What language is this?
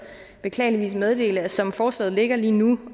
Danish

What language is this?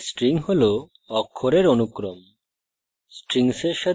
Bangla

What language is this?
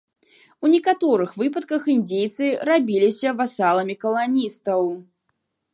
Belarusian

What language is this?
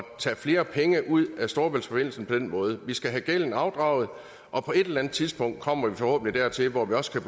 Danish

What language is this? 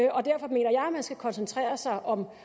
Danish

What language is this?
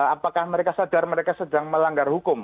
Indonesian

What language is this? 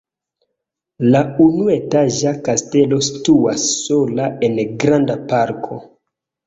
Esperanto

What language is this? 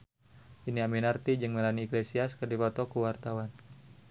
Sundanese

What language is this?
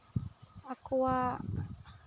Santali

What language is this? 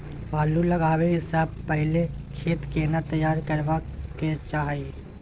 Maithili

